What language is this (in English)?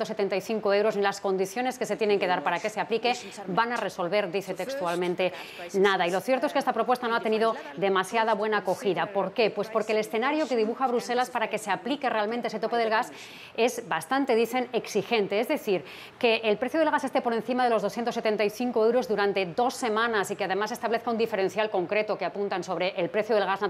Spanish